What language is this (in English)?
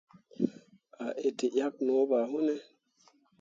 Mundang